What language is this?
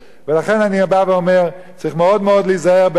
Hebrew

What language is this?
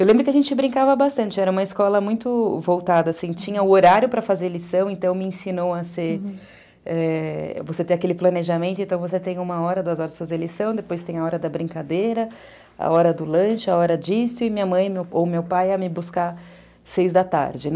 Portuguese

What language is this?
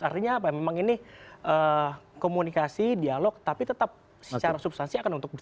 Indonesian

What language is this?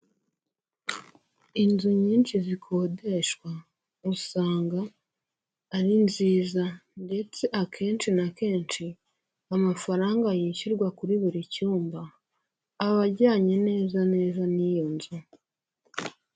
Kinyarwanda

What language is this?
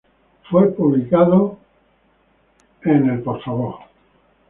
Spanish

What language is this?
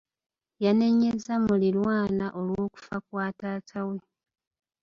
Ganda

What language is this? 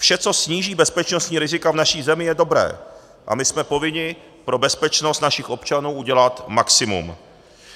Czech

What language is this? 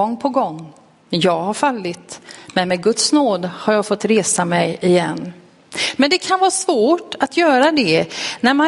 Swedish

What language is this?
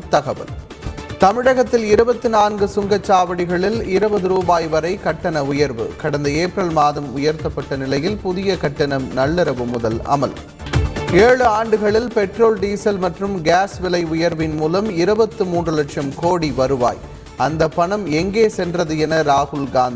Tamil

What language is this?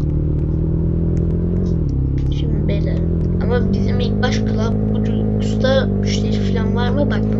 Turkish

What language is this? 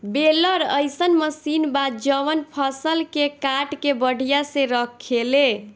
Bhojpuri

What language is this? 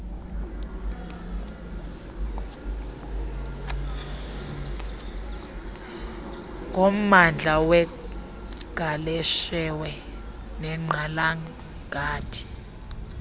Xhosa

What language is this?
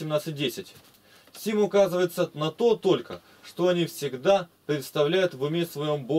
Russian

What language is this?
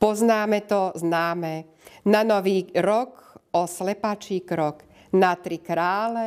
Slovak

